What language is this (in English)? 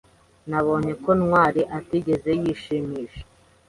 Kinyarwanda